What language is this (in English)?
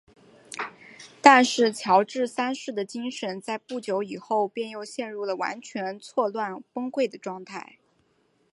Chinese